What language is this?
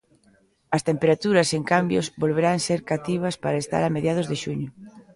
Galician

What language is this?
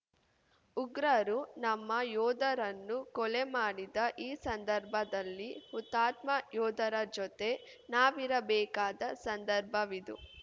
Kannada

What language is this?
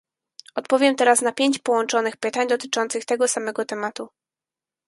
Polish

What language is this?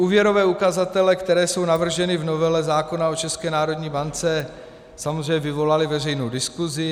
Czech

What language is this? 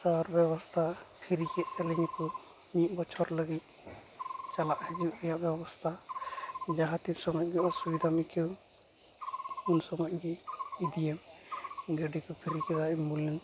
Santali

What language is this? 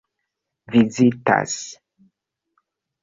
Esperanto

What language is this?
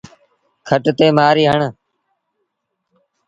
Sindhi Bhil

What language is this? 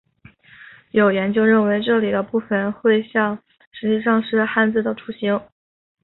Chinese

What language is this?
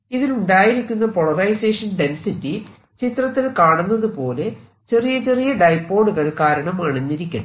Malayalam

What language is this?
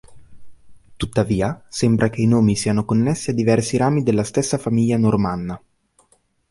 Italian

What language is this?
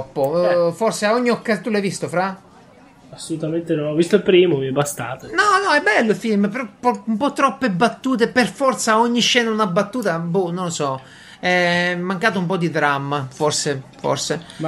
Italian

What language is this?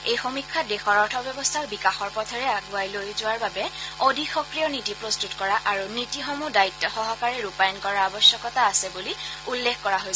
Assamese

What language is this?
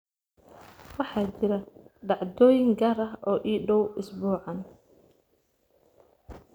Somali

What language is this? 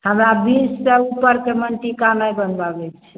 Maithili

